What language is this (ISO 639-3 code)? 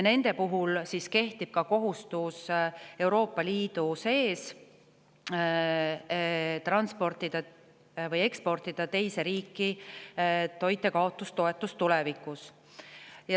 est